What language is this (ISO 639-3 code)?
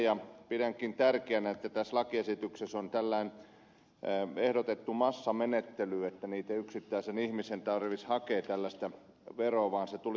fin